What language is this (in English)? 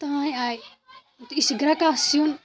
Kashmiri